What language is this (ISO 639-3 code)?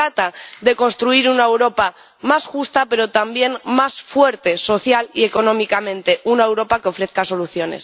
spa